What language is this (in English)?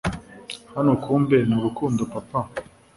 Kinyarwanda